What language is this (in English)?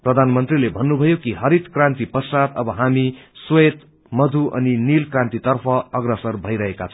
Nepali